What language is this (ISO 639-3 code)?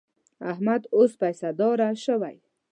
pus